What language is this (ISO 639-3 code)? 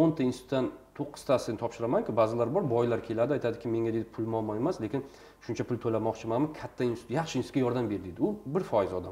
rus